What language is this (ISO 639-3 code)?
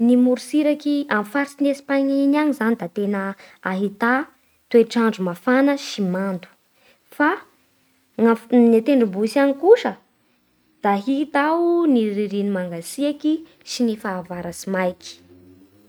bhr